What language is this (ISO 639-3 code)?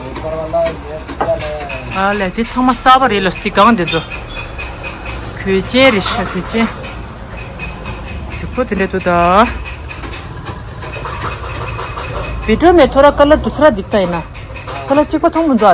kor